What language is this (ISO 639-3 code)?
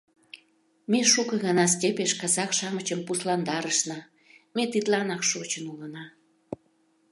chm